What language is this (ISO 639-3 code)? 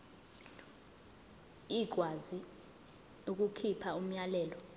zul